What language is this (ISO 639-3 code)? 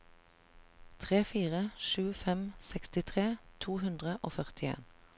nor